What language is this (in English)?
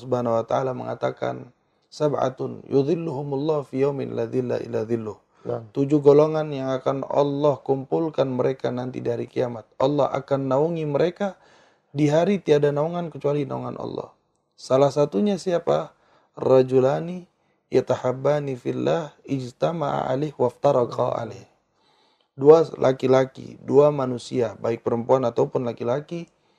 Indonesian